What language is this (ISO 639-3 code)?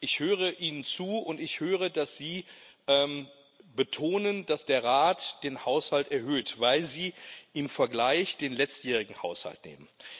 deu